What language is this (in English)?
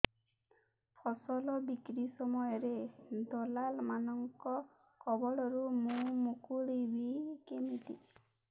Odia